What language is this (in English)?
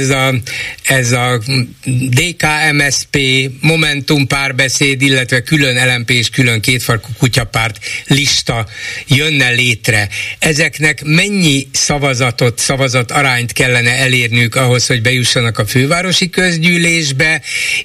Hungarian